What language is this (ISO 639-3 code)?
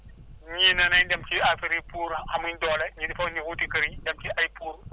wol